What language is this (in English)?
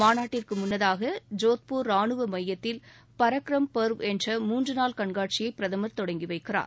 Tamil